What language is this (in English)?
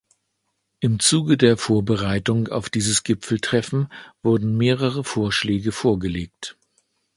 German